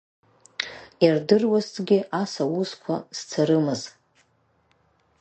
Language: Abkhazian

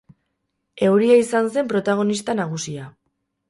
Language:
Basque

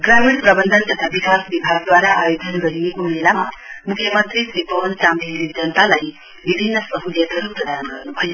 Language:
Nepali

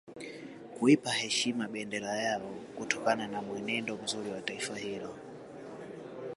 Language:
Swahili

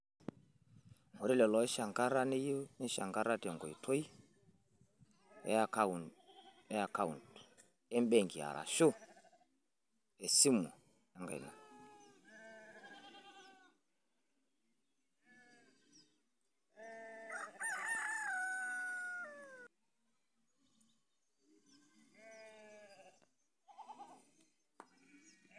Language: Masai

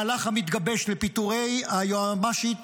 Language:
Hebrew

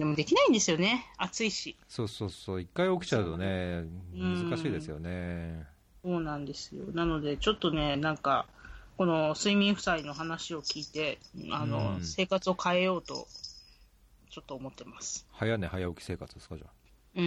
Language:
Japanese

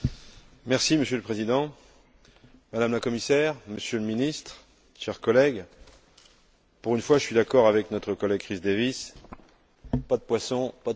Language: French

